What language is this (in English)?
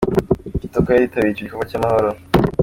Kinyarwanda